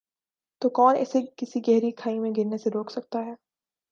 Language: Urdu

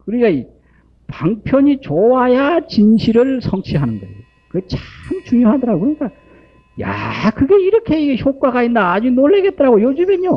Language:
Korean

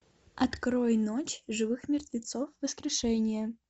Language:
Russian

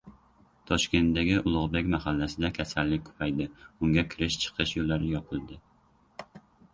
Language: Uzbek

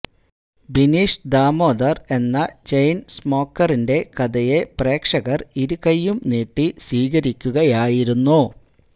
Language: Malayalam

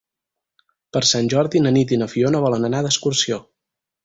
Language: Catalan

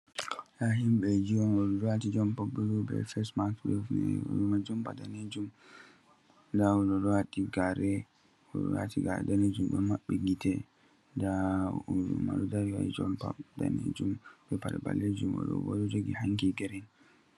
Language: Fula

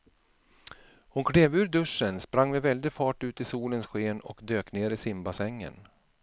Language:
Swedish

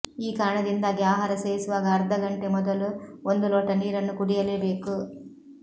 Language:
Kannada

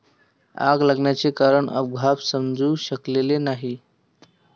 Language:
Marathi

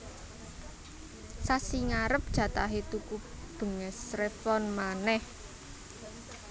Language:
Javanese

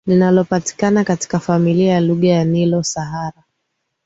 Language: Swahili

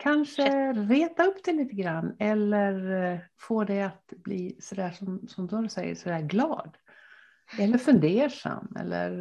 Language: Swedish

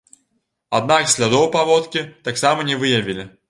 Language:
Belarusian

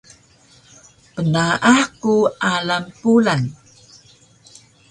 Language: Taroko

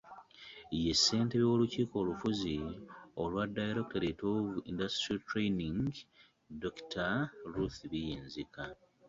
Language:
Ganda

